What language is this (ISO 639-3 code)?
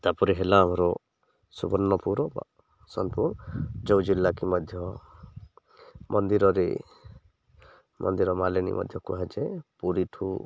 ori